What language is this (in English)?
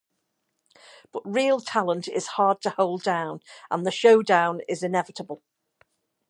English